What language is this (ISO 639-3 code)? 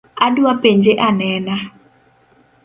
luo